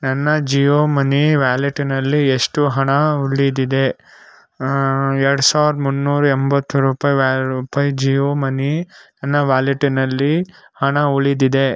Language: Kannada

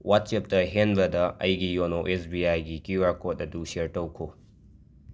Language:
Manipuri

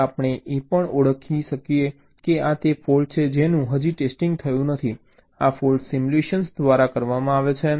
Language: Gujarati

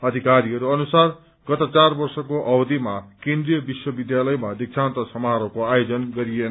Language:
Nepali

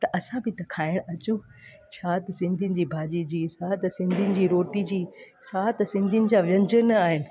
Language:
Sindhi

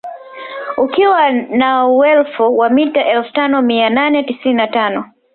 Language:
Swahili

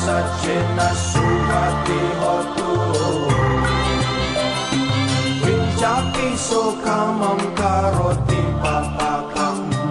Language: Indonesian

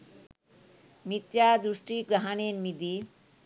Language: Sinhala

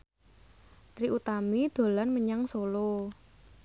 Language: Javanese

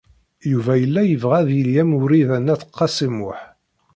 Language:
Kabyle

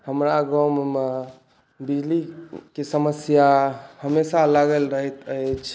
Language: Maithili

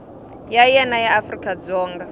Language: Tsonga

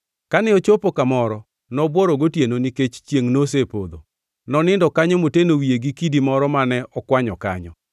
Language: Luo (Kenya and Tanzania)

